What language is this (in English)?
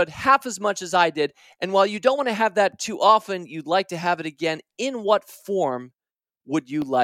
English